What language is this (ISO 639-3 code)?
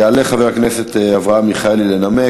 heb